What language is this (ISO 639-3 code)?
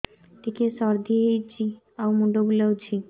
ori